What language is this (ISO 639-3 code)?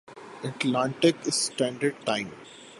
urd